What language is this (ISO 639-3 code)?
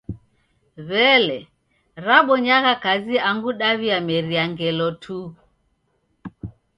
dav